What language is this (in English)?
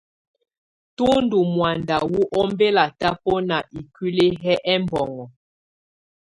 Tunen